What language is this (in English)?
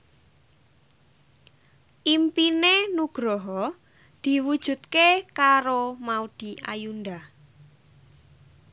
Javanese